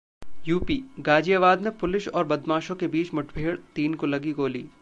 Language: Hindi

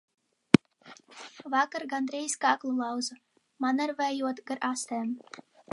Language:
Latvian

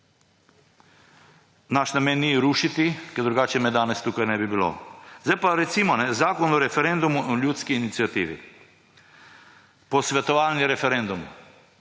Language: Slovenian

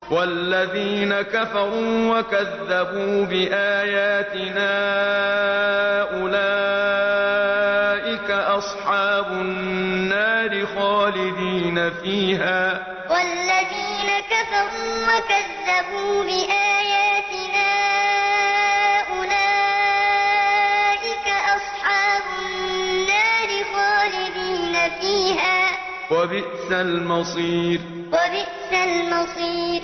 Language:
Arabic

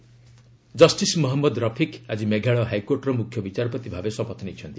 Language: Odia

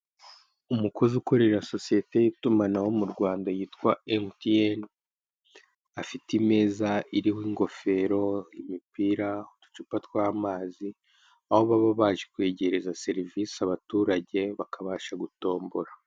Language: Kinyarwanda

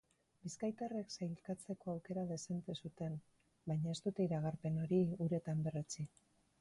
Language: Basque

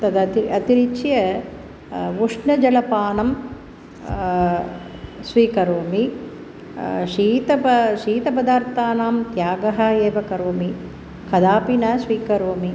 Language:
Sanskrit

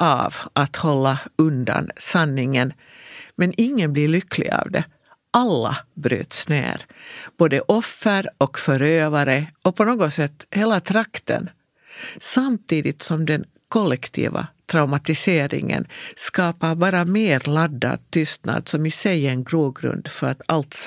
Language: Swedish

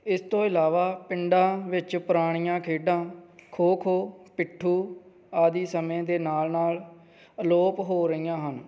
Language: Punjabi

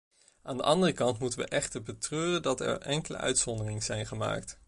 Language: Dutch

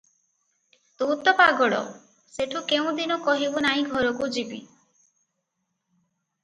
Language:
Odia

